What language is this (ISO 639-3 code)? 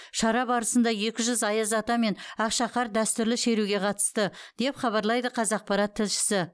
kaz